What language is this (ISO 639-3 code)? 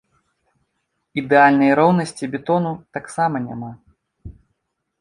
bel